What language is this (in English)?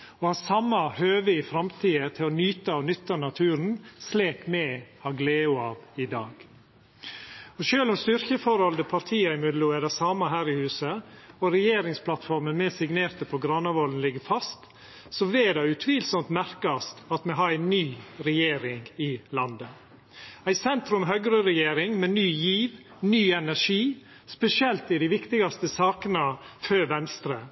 Norwegian Nynorsk